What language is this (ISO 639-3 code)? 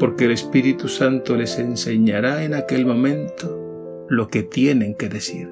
spa